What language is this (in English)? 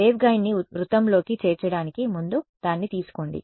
Telugu